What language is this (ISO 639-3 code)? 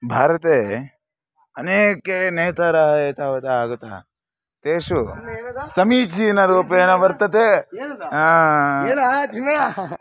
san